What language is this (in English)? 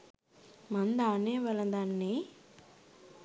Sinhala